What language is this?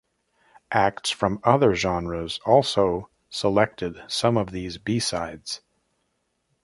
English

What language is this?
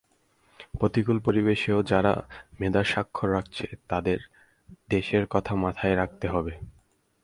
Bangla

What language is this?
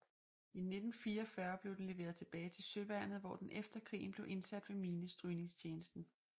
Danish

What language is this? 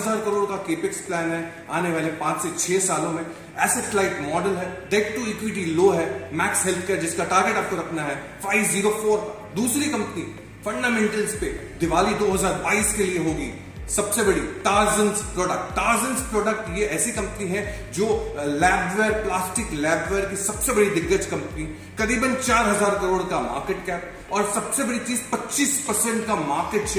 Hindi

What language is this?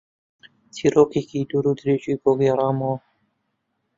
Central Kurdish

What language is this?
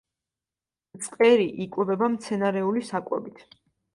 Georgian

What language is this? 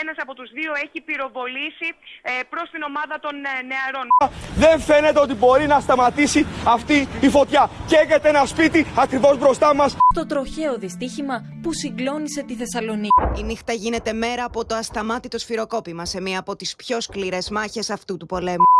Greek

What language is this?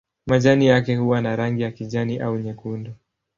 Swahili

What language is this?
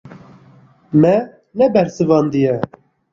Kurdish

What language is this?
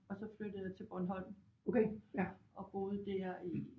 Danish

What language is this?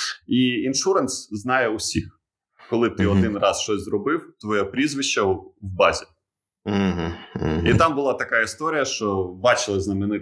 Ukrainian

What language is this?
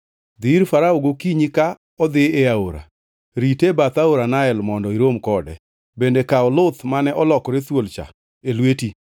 Luo (Kenya and Tanzania)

